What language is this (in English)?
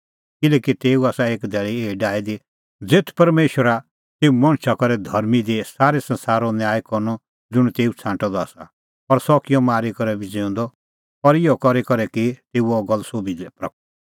Kullu Pahari